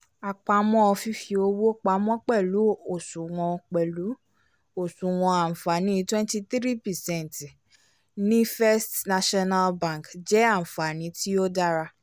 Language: Yoruba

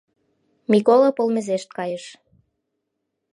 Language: Mari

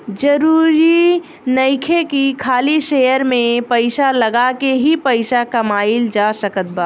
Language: Bhojpuri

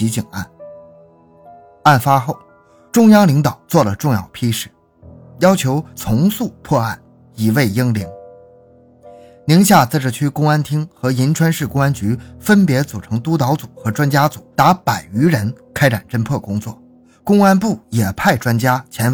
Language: Chinese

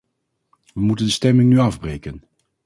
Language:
Dutch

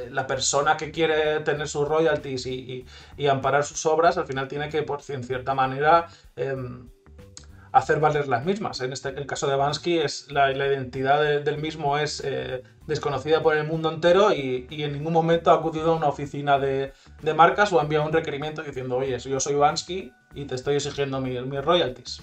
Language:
Spanish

